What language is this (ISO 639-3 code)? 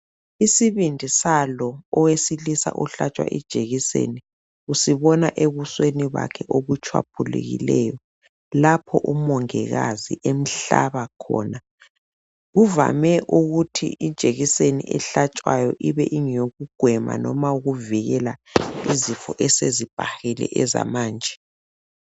nde